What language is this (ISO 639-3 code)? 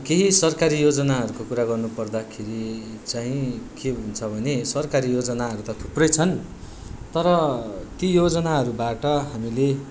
nep